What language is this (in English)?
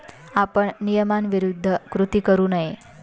Marathi